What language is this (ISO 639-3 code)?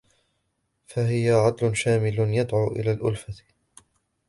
ara